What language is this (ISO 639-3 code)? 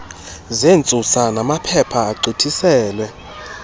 xho